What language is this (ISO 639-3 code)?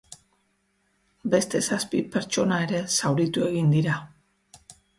eus